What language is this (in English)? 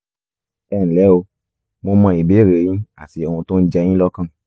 Yoruba